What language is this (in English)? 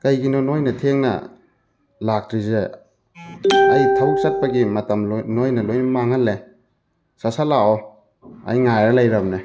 Manipuri